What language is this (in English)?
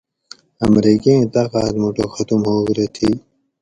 Gawri